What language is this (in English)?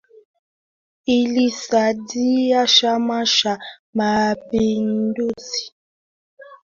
Swahili